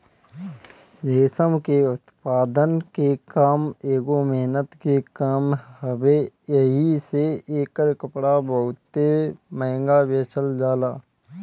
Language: Bhojpuri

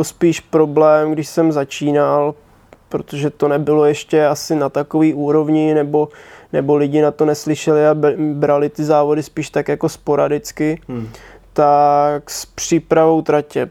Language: Czech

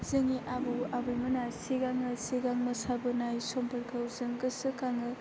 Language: Bodo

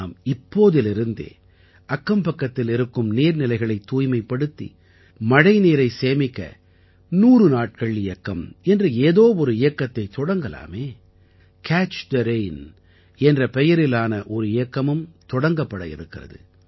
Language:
Tamil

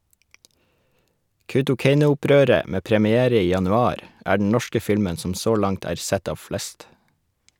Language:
Norwegian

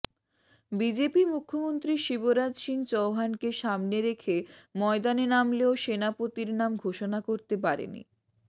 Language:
Bangla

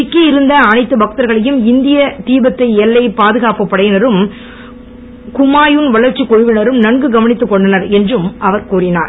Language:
Tamil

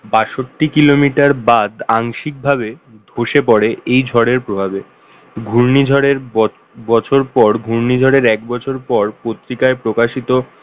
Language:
Bangla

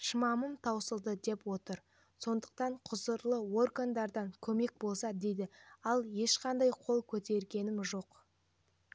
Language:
Kazakh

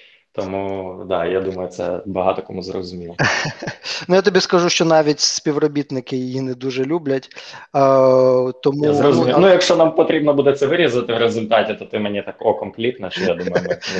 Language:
Ukrainian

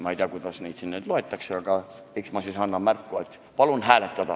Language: Estonian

